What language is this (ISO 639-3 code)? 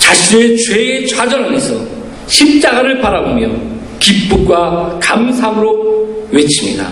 kor